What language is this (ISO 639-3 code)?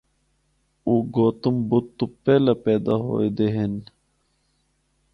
hno